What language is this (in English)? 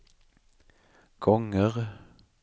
Swedish